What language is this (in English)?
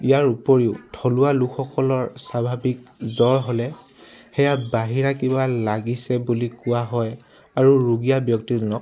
Assamese